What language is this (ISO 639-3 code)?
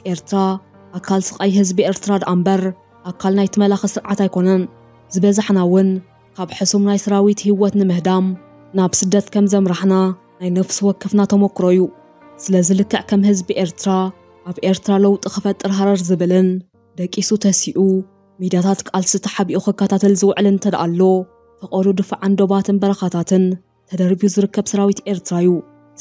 ara